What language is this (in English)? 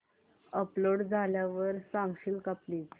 Marathi